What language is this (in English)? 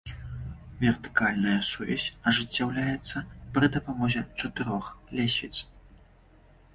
Belarusian